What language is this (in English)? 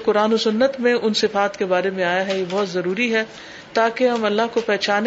Urdu